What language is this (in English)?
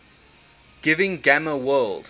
English